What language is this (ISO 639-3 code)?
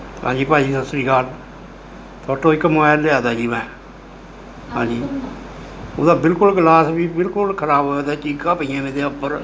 pan